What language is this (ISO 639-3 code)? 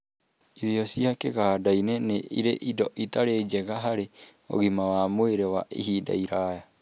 kik